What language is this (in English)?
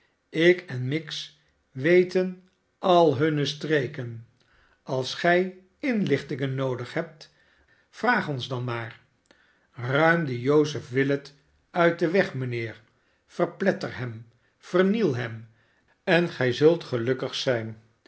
Dutch